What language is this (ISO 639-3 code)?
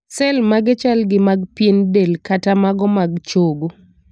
luo